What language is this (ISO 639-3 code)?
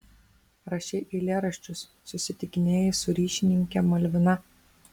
lit